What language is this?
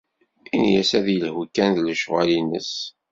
Kabyle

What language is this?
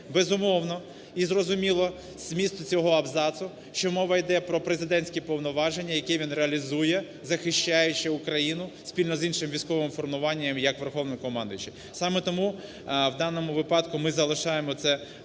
Ukrainian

